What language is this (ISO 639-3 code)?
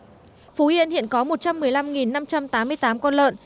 vie